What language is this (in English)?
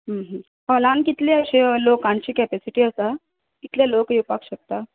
Konkani